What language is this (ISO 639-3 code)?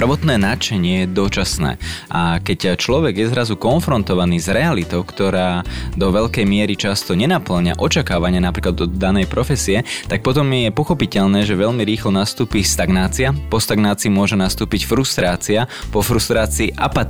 slk